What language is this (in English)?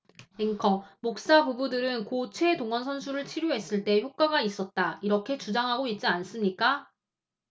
Korean